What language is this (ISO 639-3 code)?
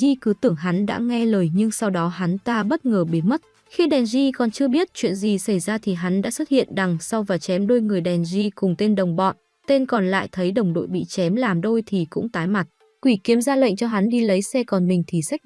vie